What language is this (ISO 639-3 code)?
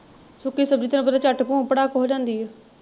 pan